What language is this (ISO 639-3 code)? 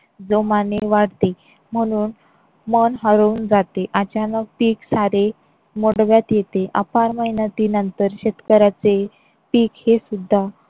mar